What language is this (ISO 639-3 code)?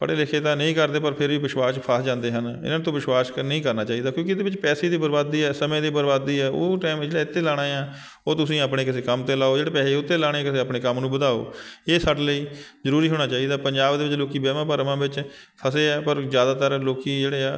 pan